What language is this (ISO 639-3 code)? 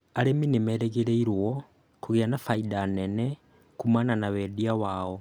kik